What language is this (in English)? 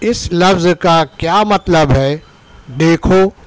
Urdu